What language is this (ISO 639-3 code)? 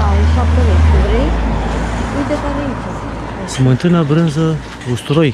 ron